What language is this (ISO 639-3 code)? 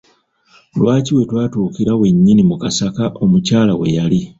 lug